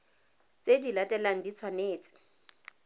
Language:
Tswana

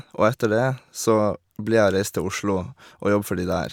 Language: Norwegian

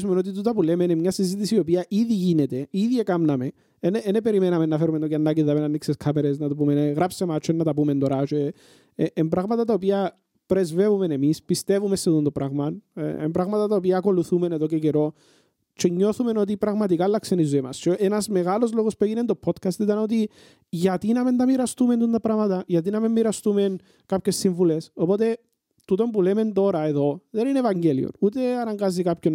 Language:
Greek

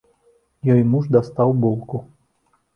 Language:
Belarusian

